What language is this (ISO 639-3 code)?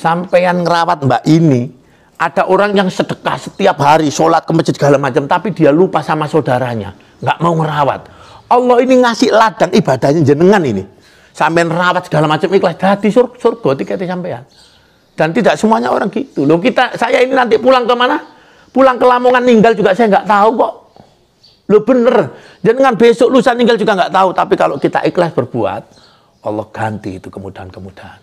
ind